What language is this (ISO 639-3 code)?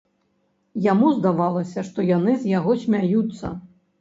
bel